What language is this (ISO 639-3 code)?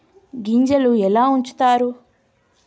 tel